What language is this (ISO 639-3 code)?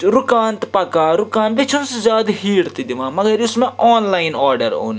kas